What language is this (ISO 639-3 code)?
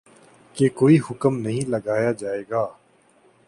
urd